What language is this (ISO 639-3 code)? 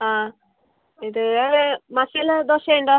mal